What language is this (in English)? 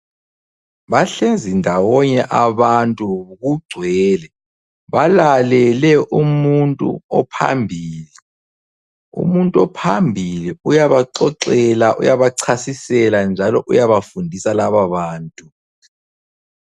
North Ndebele